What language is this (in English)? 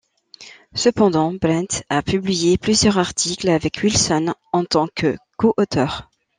French